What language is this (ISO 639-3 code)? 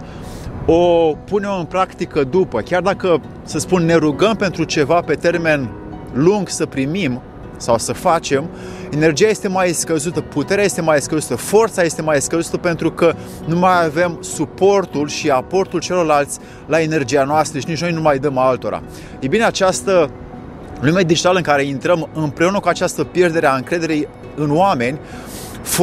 ron